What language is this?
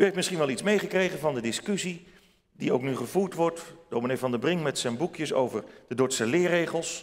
Dutch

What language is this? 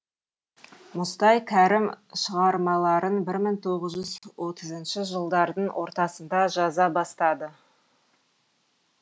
Kazakh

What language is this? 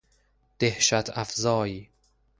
Persian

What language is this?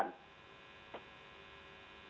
Indonesian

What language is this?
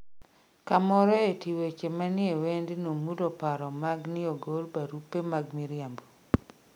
Luo (Kenya and Tanzania)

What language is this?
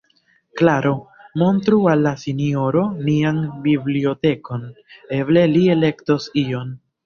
Esperanto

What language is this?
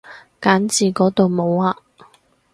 Cantonese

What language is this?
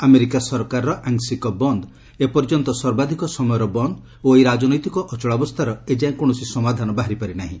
Odia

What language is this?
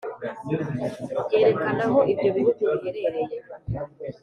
Kinyarwanda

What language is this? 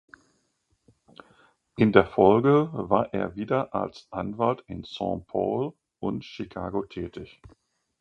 German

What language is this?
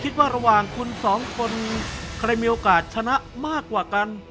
Thai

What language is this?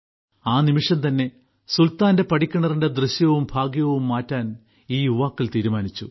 Malayalam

